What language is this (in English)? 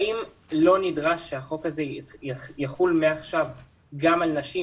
Hebrew